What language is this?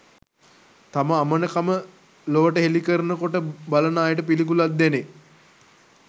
Sinhala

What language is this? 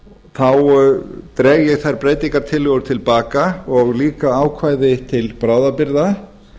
Icelandic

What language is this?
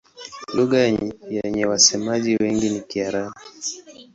Swahili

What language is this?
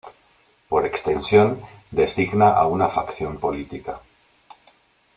Spanish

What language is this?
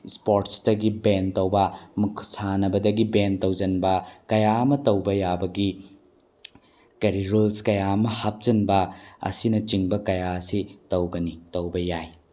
Manipuri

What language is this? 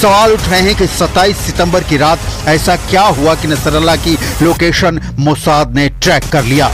Hindi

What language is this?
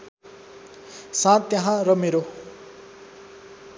Nepali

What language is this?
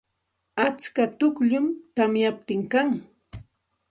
Santa Ana de Tusi Pasco Quechua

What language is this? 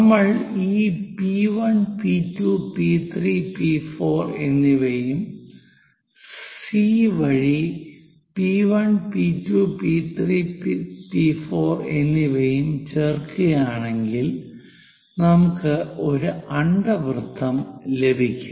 Malayalam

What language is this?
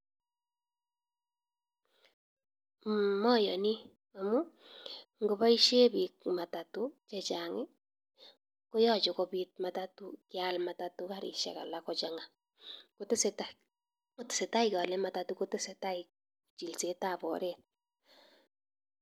Kalenjin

